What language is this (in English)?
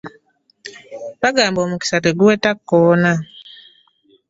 Ganda